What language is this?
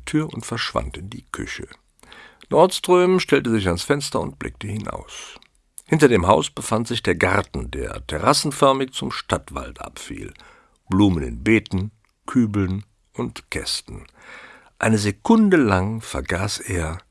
German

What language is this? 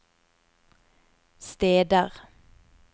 Norwegian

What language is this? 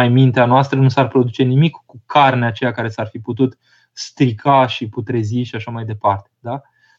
Romanian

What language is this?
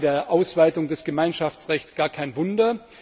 German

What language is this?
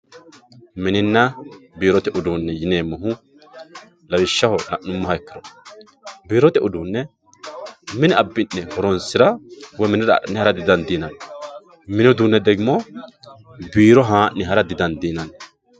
Sidamo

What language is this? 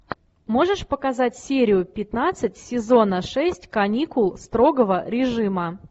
Russian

